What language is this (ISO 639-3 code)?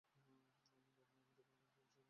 ben